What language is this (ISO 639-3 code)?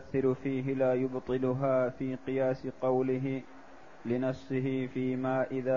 ara